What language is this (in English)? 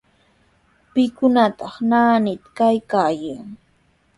Sihuas Ancash Quechua